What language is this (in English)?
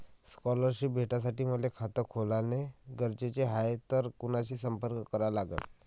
Marathi